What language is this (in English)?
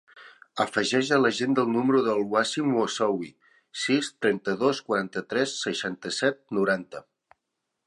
Catalan